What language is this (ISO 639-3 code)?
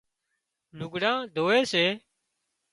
kxp